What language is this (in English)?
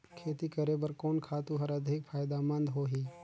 Chhattisgarhi